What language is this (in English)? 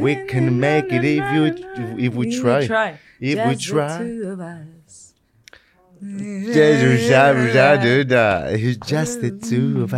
Greek